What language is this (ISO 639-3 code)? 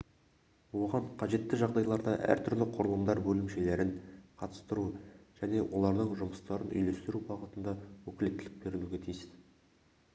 kaz